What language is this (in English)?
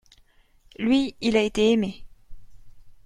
French